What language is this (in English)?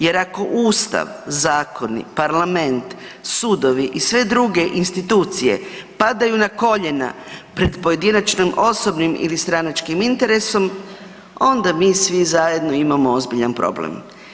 Croatian